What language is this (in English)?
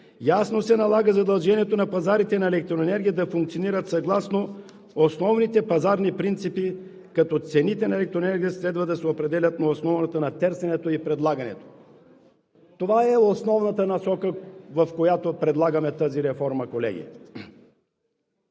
Bulgarian